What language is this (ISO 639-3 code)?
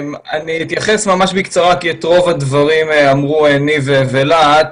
heb